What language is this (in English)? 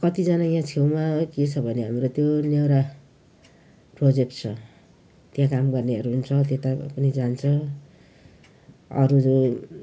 Nepali